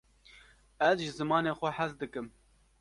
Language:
Kurdish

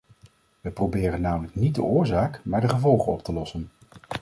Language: Dutch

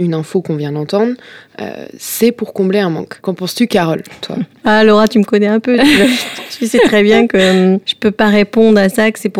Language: French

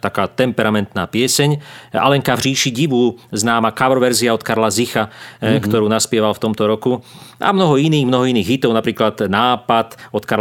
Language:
Slovak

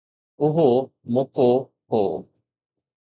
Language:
Sindhi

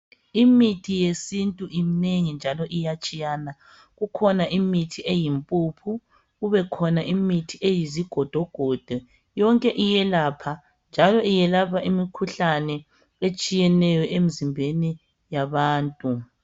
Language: North Ndebele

